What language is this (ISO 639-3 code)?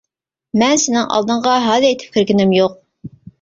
uig